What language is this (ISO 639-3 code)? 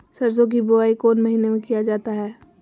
mag